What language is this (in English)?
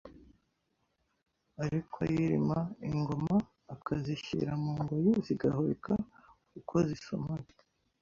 Kinyarwanda